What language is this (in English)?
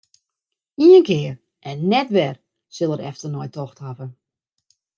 Western Frisian